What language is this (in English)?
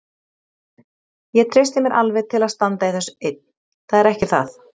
Icelandic